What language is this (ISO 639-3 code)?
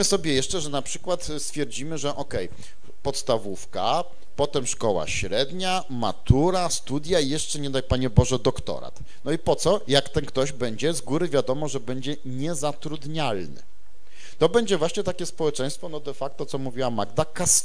pol